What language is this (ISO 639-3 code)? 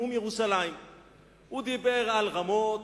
heb